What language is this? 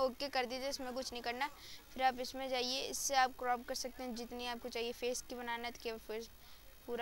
Hindi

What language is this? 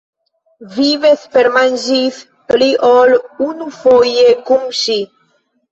Esperanto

